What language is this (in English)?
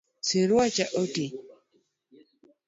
Luo (Kenya and Tanzania)